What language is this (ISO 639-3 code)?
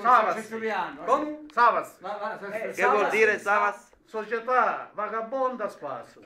ita